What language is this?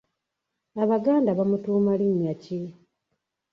Ganda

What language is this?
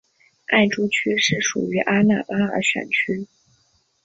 Chinese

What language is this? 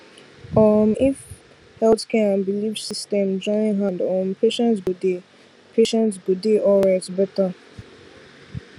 Nigerian Pidgin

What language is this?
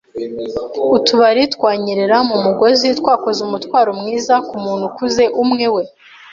Kinyarwanda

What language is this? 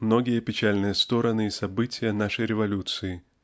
Russian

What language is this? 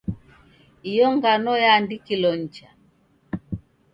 Taita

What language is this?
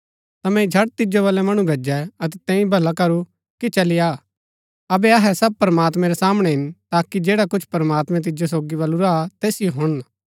Gaddi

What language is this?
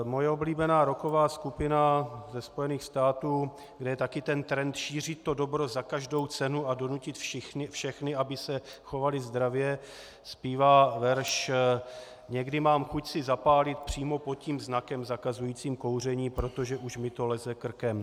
Czech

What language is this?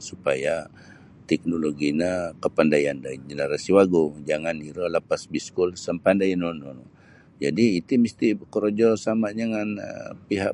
Sabah Bisaya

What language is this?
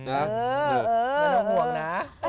Thai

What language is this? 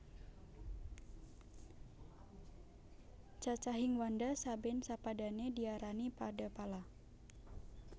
Javanese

